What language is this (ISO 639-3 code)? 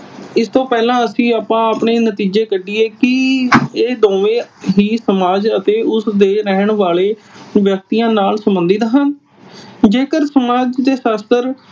pan